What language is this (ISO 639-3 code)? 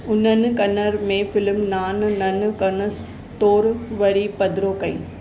snd